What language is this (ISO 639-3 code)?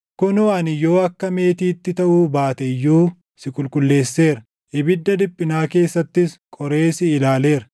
orm